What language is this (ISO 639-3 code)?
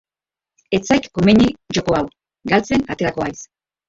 eus